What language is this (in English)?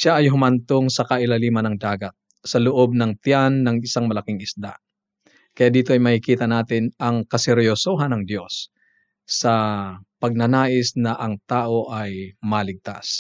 Filipino